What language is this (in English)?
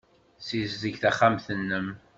Kabyle